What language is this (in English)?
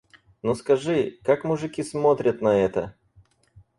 Russian